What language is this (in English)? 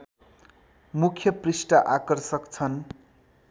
Nepali